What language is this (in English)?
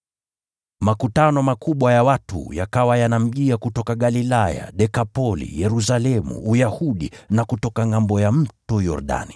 Swahili